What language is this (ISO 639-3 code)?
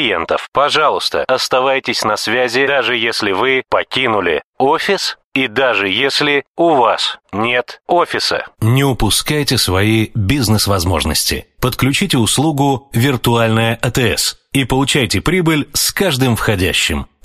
rus